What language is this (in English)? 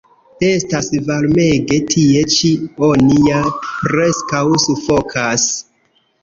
Esperanto